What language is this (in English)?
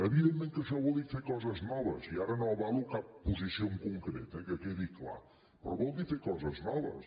Catalan